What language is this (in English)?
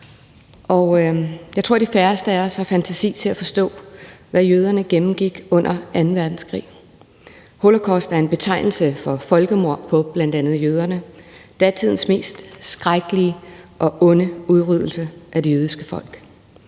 Danish